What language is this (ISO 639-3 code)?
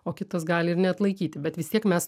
lit